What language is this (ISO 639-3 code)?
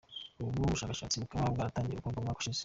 kin